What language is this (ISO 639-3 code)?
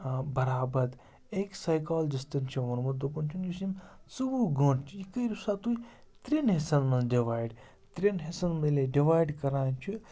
kas